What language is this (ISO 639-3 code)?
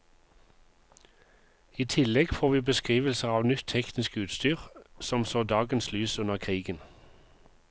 nor